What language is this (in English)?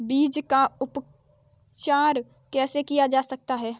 Hindi